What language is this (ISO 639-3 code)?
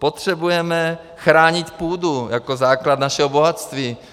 ces